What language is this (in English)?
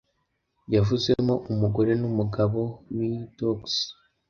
Kinyarwanda